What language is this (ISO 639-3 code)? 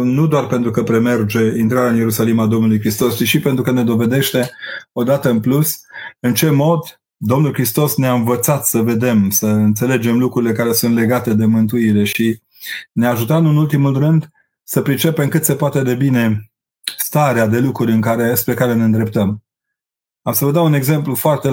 ron